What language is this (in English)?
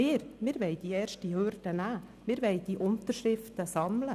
Swiss German